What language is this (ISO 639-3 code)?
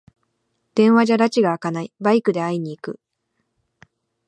jpn